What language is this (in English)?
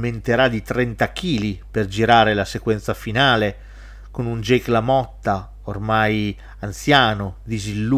Italian